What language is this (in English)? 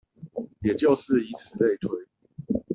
Chinese